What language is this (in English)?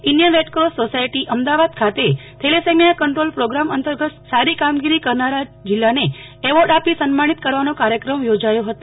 Gujarati